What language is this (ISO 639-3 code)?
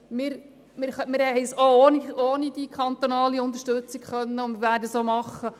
gsw